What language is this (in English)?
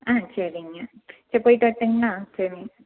Tamil